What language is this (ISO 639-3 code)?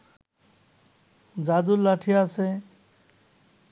ben